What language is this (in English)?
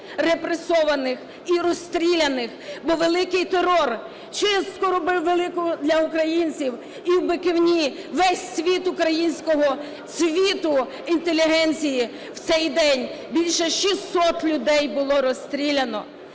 Ukrainian